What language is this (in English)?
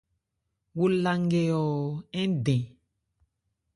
Ebrié